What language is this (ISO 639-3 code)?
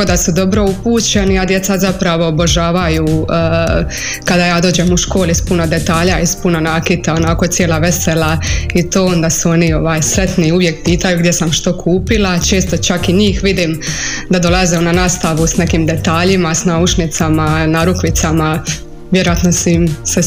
hrv